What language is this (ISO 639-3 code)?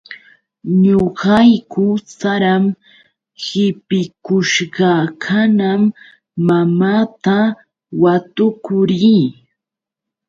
qux